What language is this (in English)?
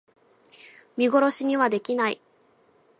Japanese